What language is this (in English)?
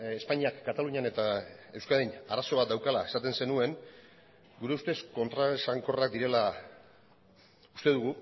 Basque